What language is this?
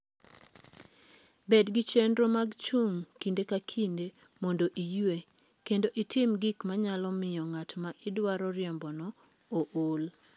Luo (Kenya and Tanzania)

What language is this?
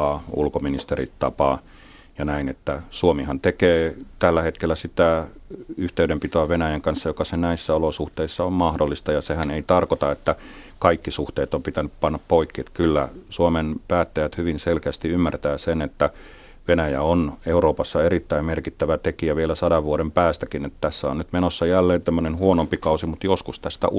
Finnish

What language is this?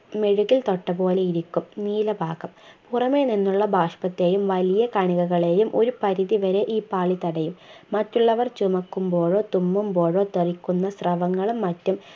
Malayalam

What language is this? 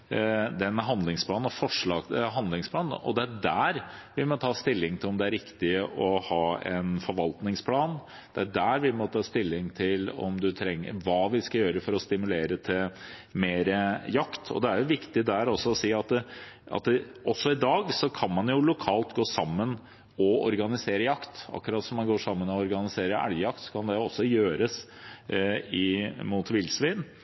Norwegian Bokmål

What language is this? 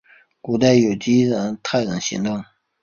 Chinese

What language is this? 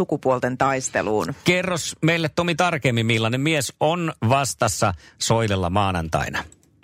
Finnish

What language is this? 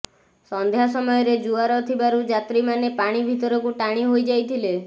Odia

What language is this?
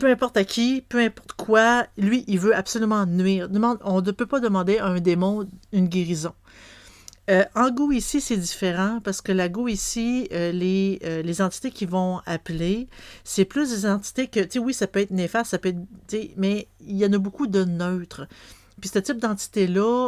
French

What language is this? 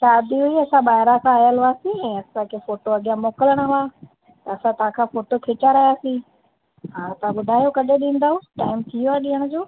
Sindhi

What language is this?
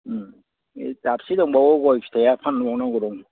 Bodo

